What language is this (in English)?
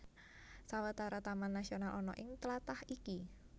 Javanese